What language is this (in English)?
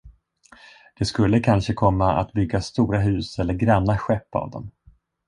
Swedish